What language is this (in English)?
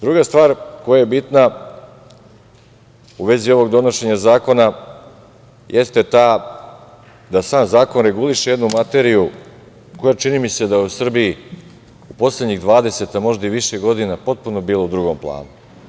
Serbian